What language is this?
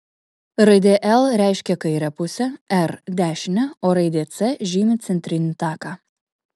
Lithuanian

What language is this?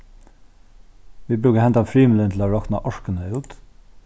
Faroese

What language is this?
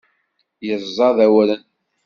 Kabyle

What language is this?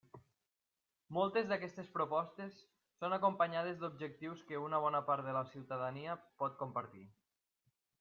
Catalan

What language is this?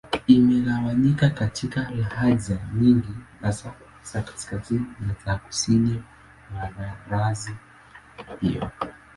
Swahili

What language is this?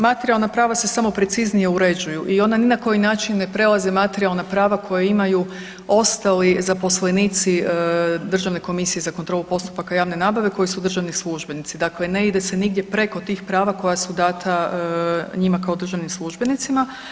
Croatian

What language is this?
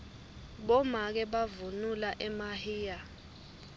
Swati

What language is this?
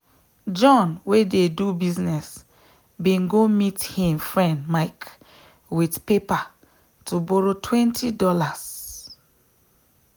Nigerian Pidgin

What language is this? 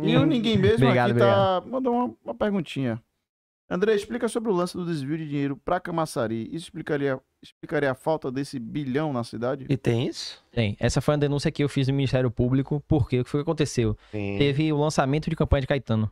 Portuguese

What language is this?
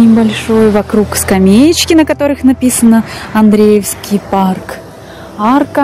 Russian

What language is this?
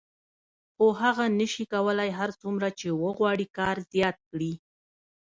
Pashto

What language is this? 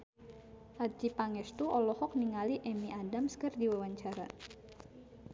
Sundanese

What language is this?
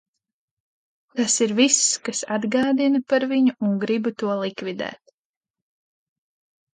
Latvian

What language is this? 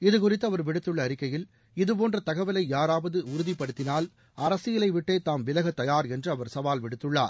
Tamil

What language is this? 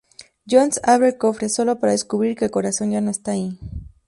Spanish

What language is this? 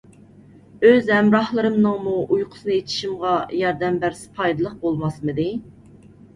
Uyghur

